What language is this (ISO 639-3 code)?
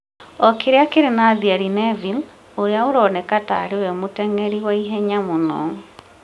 kik